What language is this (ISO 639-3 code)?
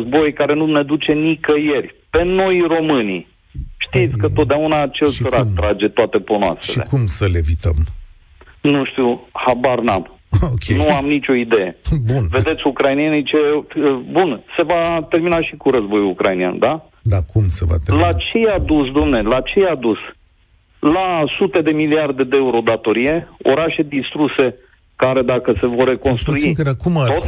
ron